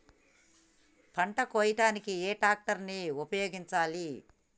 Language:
Telugu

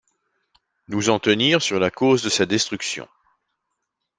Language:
French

